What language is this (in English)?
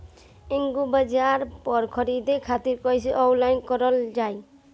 Bhojpuri